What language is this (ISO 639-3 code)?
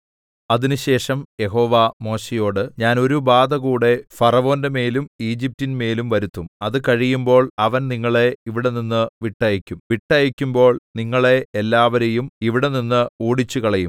mal